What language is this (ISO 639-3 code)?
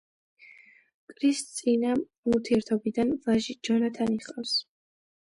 kat